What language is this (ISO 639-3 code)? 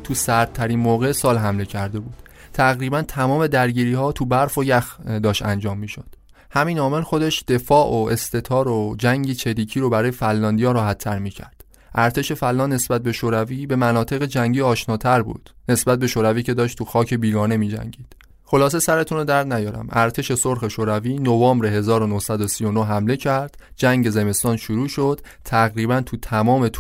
fas